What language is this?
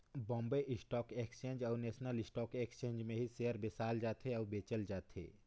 Chhattisgarhi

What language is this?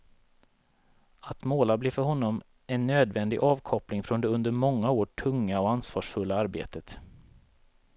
Swedish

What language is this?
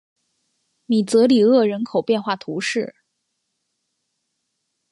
Chinese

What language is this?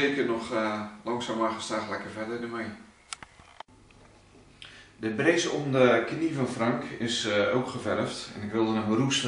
Dutch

